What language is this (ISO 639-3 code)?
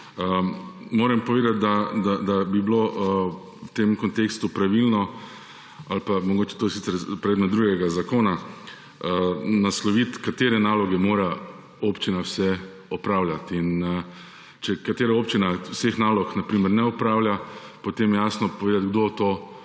slv